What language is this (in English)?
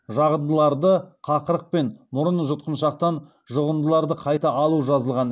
Kazakh